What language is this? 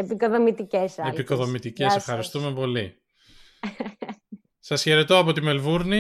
Greek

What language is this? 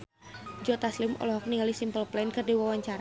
Sundanese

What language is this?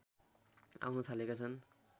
Nepali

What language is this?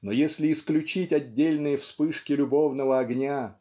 Russian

